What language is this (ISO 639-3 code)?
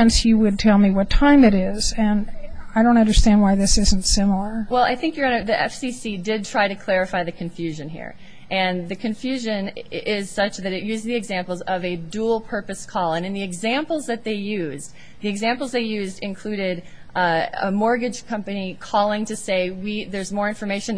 eng